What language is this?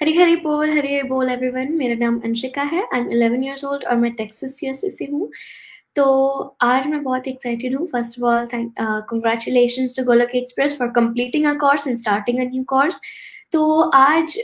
Hindi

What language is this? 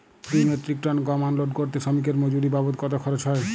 Bangla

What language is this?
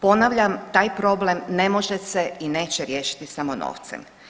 Croatian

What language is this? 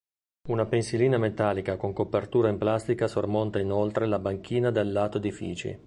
Italian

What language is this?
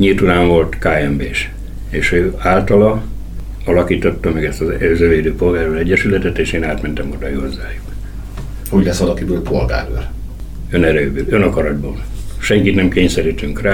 Hungarian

